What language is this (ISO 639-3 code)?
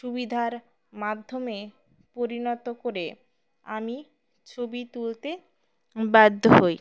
ben